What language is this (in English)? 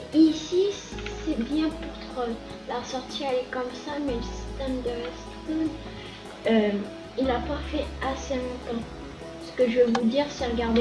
French